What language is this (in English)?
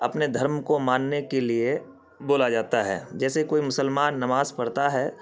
Urdu